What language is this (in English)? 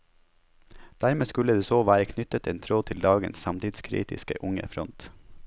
Norwegian